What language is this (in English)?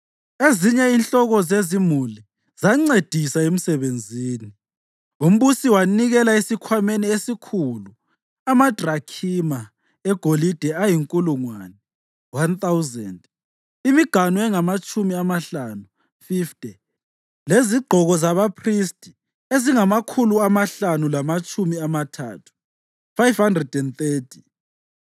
North Ndebele